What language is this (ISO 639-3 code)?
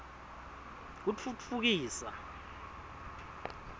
ssw